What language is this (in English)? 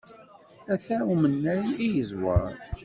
Kabyle